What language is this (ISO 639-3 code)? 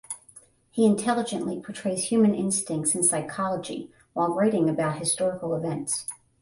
eng